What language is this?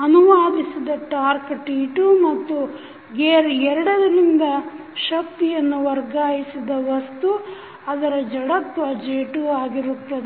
Kannada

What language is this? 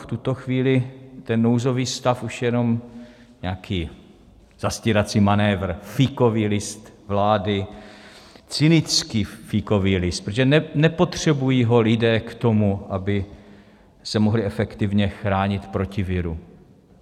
Czech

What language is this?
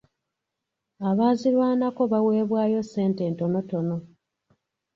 Ganda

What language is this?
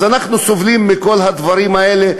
Hebrew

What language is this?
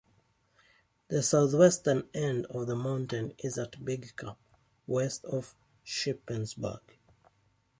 English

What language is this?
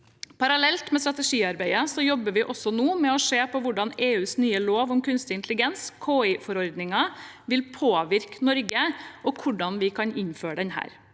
Norwegian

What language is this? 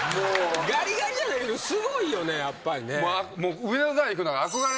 Japanese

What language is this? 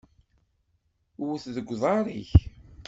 Kabyle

